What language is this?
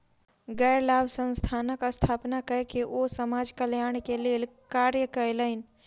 Maithili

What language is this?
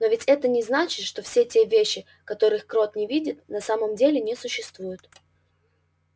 Russian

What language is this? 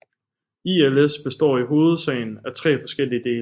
Danish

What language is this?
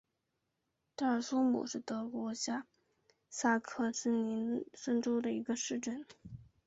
Chinese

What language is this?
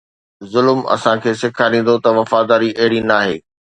Sindhi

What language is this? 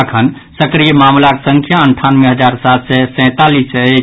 Maithili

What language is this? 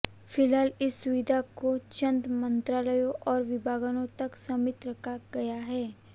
Hindi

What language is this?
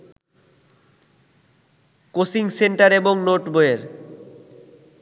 Bangla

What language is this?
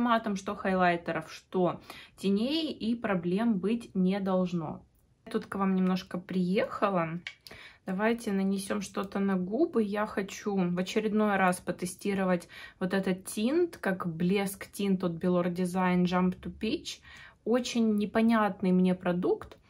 Russian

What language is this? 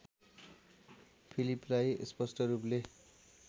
Nepali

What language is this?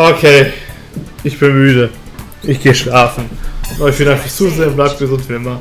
German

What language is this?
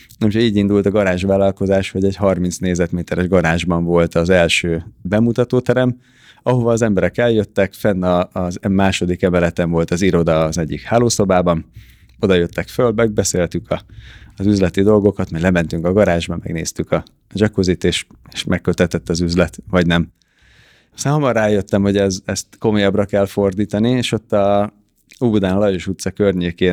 Hungarian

